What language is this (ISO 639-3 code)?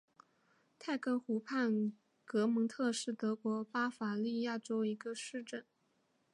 zho